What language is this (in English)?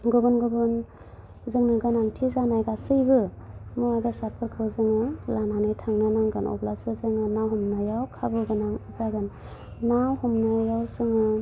Bodo